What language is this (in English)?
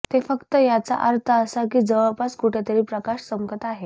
Marathi